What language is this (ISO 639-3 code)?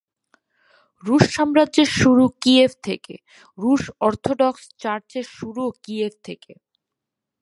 ben